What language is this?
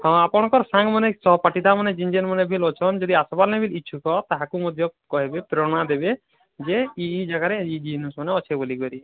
Odia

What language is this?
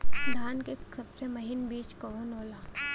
Bhojpuri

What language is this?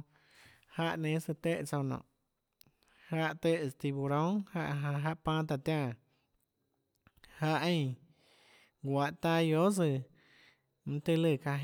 Tlacoatzintepec Chinantec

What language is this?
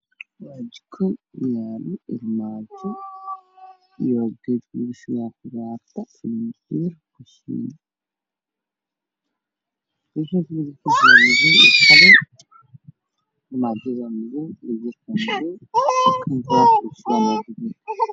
Somali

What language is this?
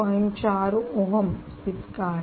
Marathi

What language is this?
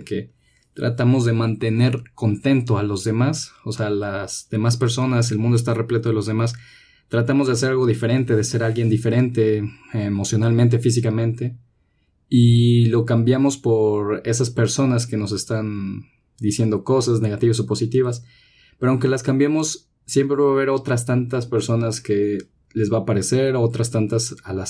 Spanish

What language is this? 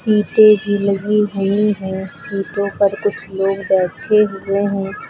Hindi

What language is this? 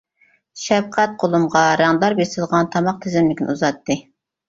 Uyghur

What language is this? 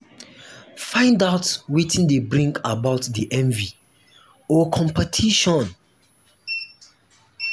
Nigerian Pidgin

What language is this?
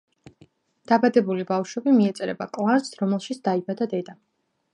Georgian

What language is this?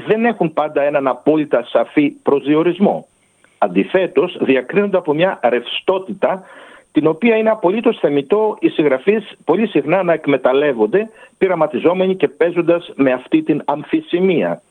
Greek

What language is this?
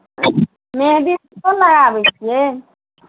Maithili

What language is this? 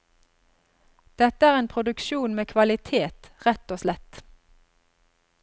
Norwegian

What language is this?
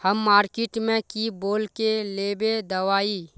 Magahi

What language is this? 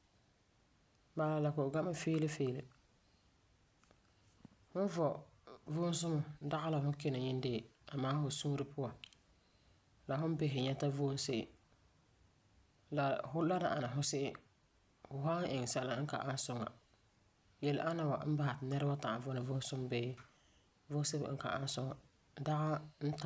Frafra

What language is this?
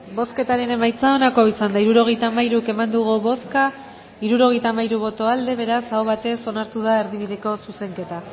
Basque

